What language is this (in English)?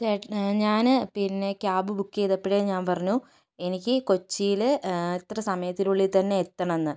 Malayalam